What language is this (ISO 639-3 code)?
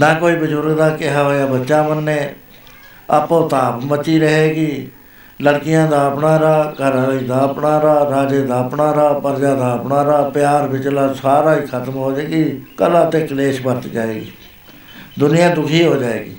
pan